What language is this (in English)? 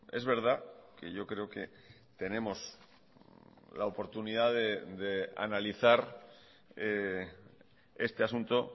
Spanish